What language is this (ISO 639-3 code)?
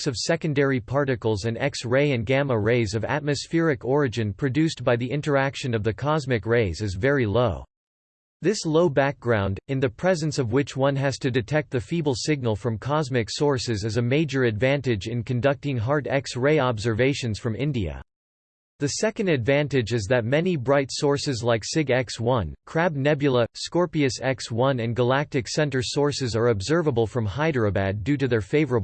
eng